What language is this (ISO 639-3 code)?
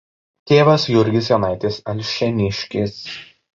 lit